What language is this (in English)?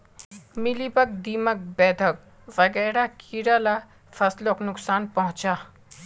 Magahi